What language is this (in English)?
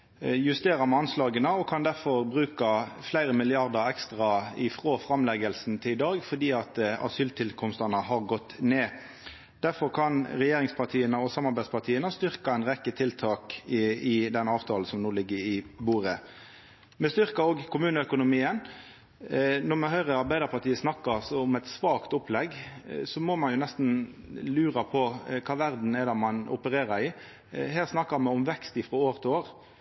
Norwegian Nynorsk